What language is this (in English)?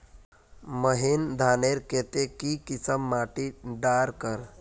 Magahi